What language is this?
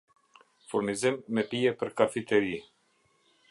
Albanian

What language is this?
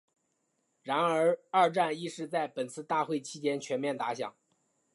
Chinese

